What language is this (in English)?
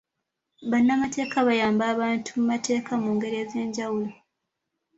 Ganda